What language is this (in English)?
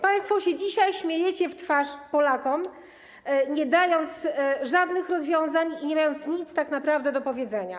Polish